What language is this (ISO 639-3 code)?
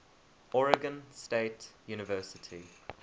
eng